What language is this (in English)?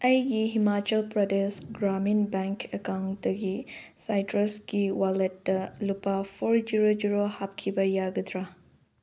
Manipuri